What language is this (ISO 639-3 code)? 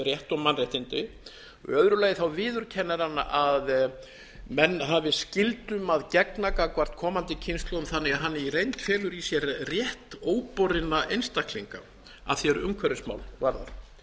isl